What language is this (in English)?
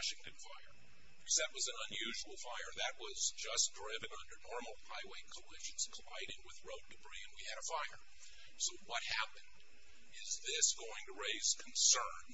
English